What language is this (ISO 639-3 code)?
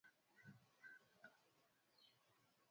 swa